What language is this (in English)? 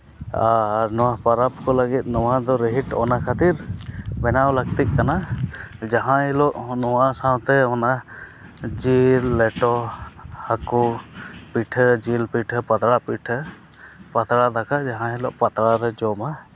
Santali